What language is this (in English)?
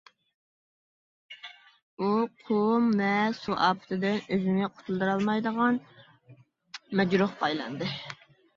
Uyghur